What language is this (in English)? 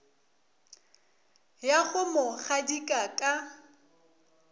Northern Sotho